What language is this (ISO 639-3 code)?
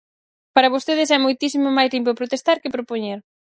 glg